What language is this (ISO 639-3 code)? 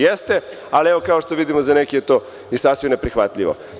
srp